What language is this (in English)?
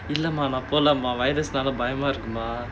English